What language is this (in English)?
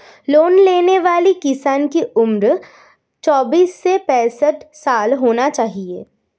Hindi